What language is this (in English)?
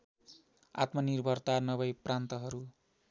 Nepali